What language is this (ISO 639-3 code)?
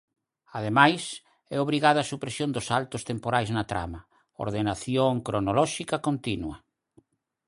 glg